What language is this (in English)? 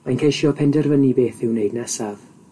Welsh